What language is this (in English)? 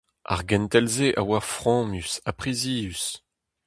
Breton